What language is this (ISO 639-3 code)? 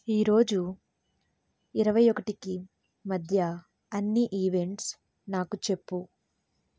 tel